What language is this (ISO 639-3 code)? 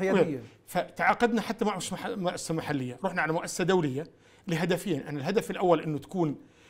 ara